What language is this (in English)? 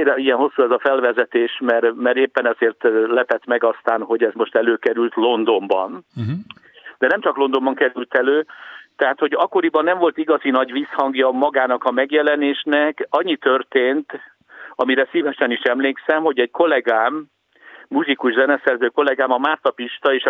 Hungarian